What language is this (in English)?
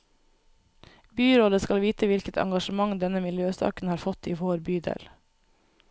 Norwegian